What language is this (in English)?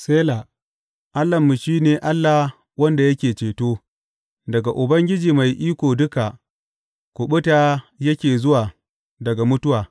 Hausa